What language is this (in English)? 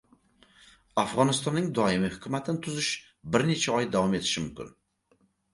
Uzbek